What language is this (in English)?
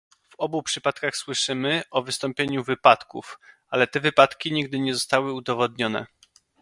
Polish